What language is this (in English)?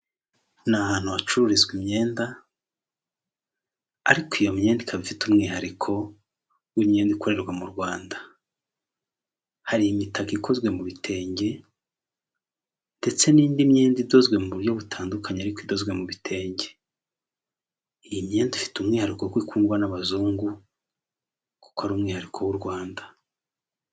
Kinyarwanda